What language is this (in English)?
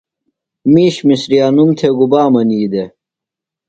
Phalura